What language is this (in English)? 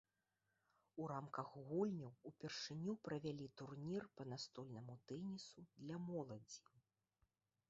Belarusian